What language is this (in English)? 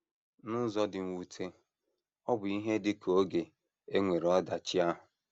Igbo